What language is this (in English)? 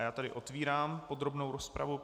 Czech